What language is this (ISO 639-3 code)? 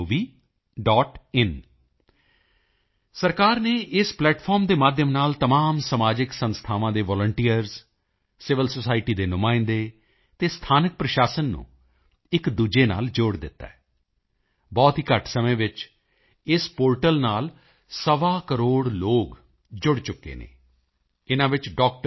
pan